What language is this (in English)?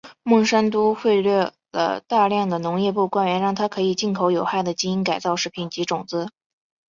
Chinese